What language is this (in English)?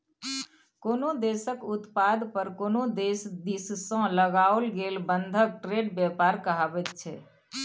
Maithili